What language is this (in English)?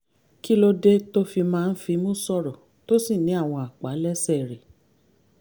Yoruba